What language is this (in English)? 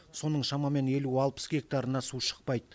Kazakh